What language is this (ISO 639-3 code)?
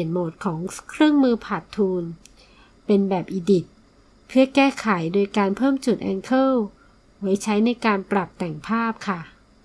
tha